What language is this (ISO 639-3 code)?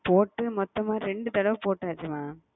tam